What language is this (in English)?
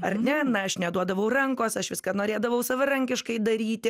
Lithuanian